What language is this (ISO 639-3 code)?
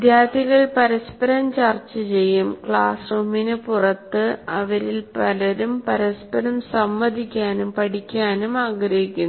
mal